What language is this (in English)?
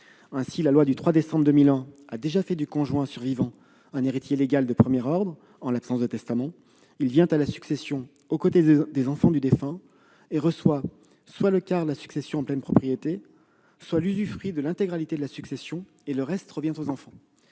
French